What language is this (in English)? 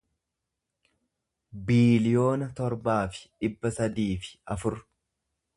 Oromo